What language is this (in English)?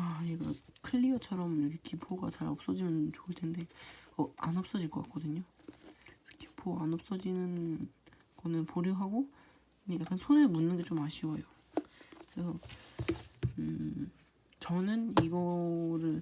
Korean